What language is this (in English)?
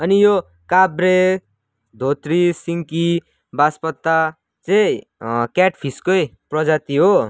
Nepali